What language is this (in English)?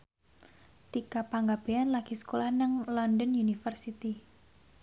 Javanese